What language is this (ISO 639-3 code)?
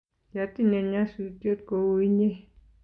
kln